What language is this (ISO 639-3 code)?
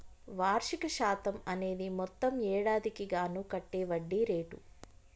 tel